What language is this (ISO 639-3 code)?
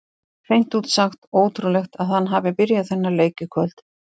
isl